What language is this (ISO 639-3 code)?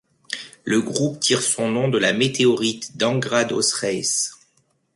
fra